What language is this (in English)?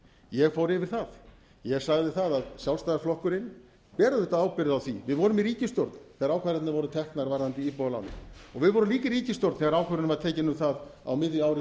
Icelandic